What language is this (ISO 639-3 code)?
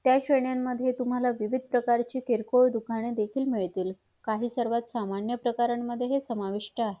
mar